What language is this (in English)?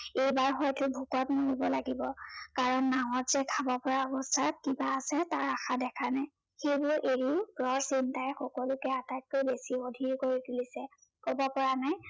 Assamese